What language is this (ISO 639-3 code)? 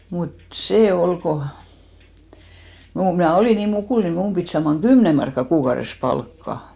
fin